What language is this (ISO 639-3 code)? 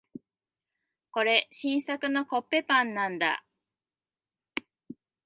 jpn